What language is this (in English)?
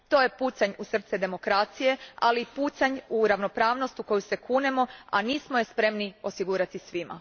Croatian